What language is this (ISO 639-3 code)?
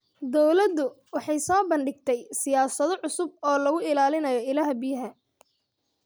som